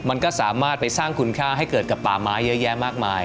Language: Thai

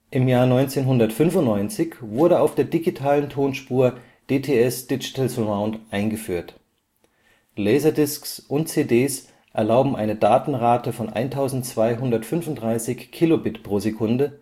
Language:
German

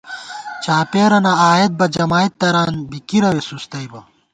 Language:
Gawar-Bati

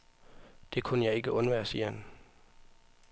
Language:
Danish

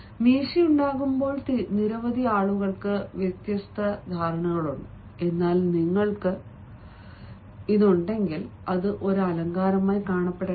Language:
Malayalam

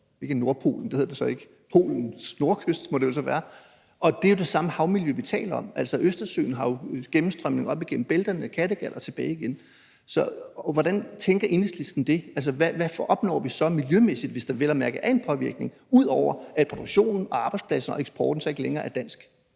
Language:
Danish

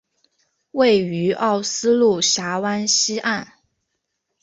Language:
Chinese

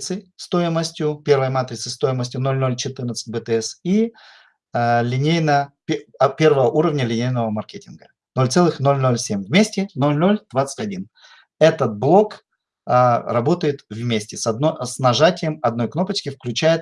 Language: Russian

